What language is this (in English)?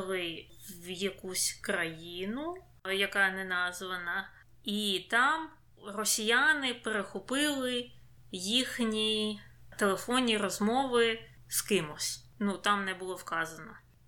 Ukrainian